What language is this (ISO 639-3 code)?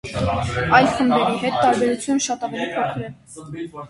hye